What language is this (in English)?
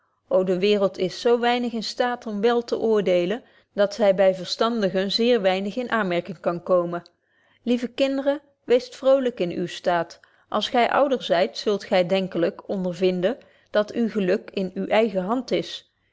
Dutch